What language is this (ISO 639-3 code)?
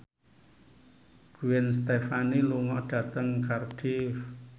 jav